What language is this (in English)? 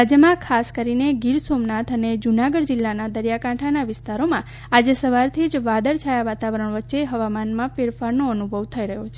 Gujarati